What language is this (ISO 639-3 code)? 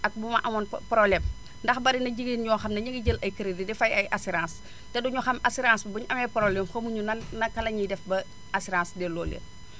wol